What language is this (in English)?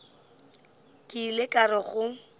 Northern Sotho